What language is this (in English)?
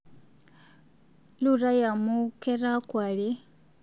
Masai